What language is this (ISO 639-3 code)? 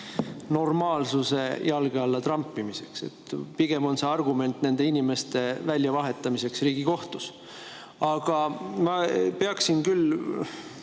est